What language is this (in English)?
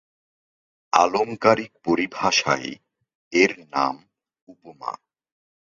Bangla